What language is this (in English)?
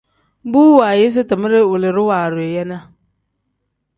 Tem